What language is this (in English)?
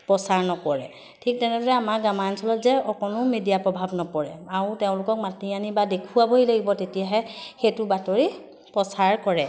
Assamese